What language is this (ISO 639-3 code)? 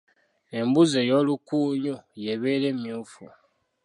lug